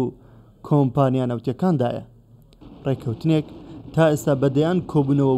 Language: Arabic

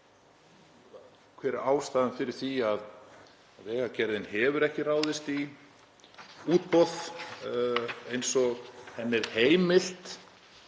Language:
Icelandic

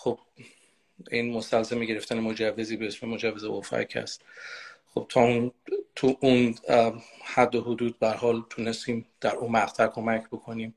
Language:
Persian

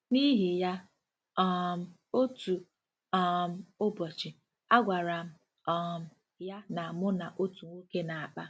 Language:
Igbo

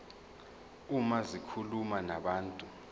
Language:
Zulu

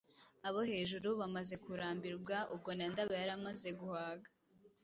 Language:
Kinyarwanda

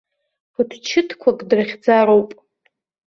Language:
Abkhazian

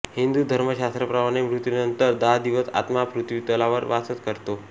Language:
Marathi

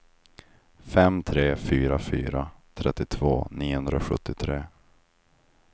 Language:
Swedish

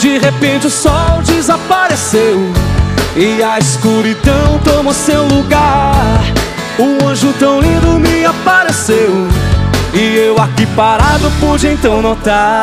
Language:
Portuguese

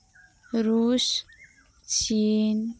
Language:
Santali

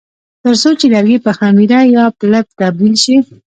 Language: Pashto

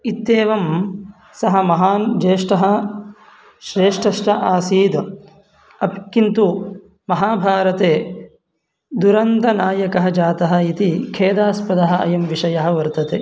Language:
Sanskrit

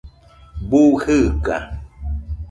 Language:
Nüpode Huitoto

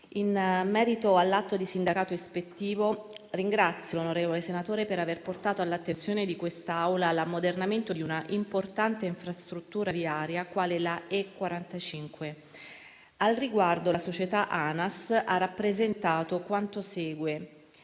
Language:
Italian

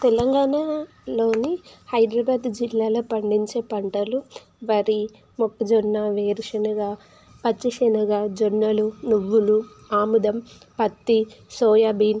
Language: Telugu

